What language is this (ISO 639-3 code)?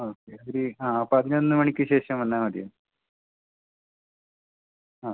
mal